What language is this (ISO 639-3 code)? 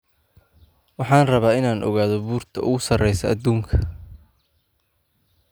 som